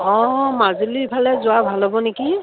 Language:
Assamese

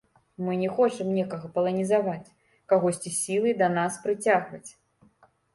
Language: Belarusian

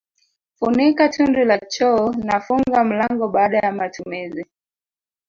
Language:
Swahili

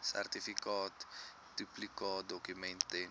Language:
Afrikaans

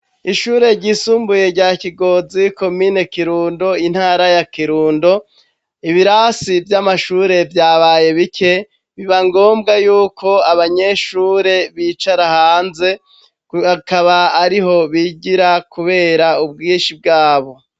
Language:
Rundi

